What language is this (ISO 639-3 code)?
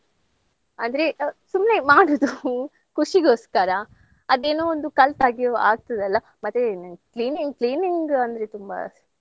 kan